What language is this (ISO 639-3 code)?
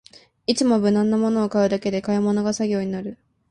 jpn